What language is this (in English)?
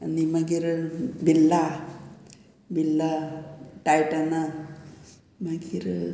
Konkani